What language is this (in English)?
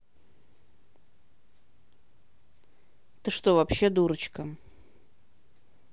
Russian